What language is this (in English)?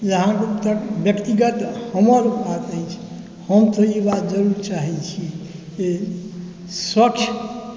Maithili